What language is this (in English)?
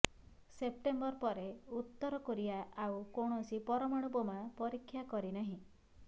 Odia